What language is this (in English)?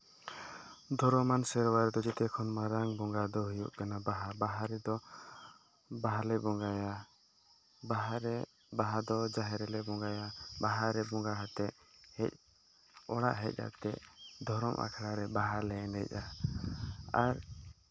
Santali